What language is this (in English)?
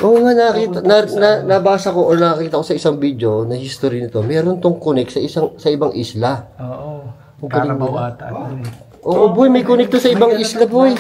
Filipino